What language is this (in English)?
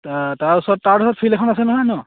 Assamese